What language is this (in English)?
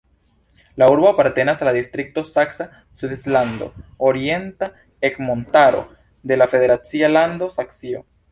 Esperanto